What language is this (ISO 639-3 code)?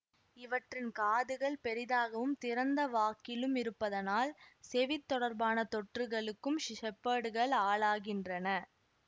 tam